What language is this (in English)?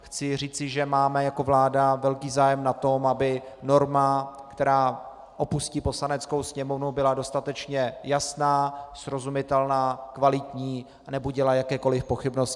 Czech